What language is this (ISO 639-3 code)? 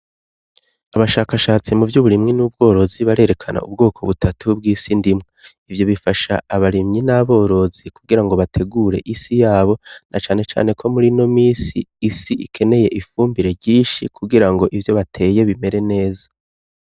run